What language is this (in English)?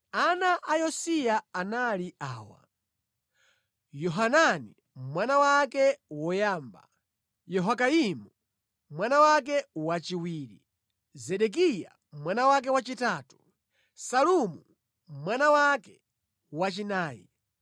Nyanja